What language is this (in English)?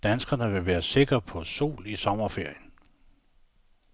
Danish